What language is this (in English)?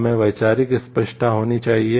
Hindi